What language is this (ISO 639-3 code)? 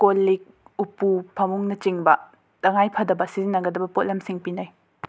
mni